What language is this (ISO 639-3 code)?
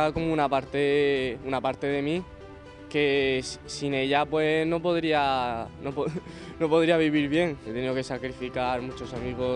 spa